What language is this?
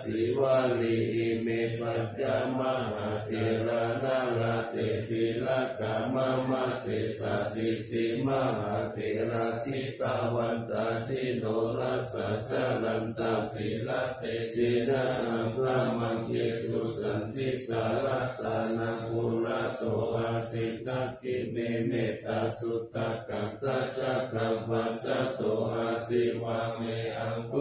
Thai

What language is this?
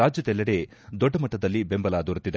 Kannada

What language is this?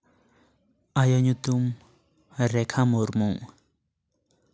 Santali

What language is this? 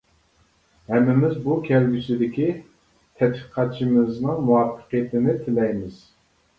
Uyghur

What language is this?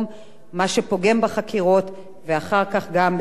Hebrew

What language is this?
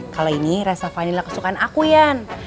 Indonesian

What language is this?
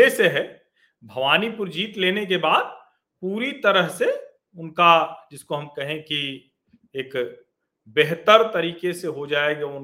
Hindi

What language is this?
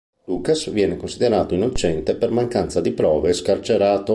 Italian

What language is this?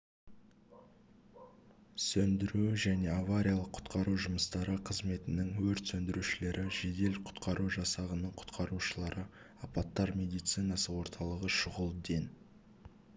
Kazakh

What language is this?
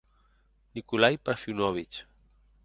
Occitan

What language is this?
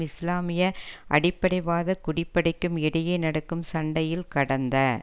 Tamil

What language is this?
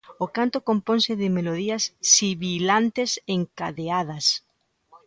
Galician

